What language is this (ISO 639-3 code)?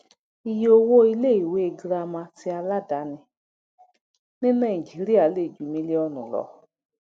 yor